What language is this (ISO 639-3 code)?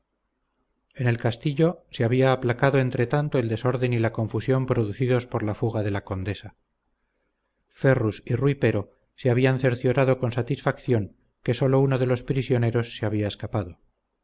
spa